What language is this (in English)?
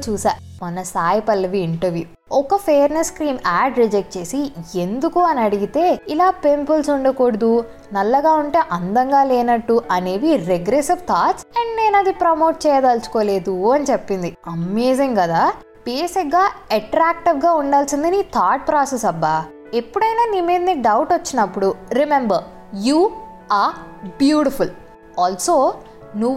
Telugu